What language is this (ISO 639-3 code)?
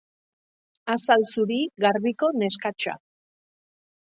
eus